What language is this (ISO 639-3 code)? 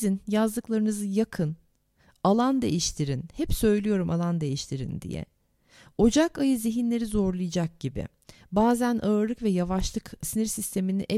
tur